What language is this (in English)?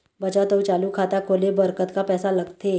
Chhattisgarhi